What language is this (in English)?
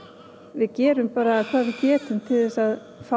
Icelandic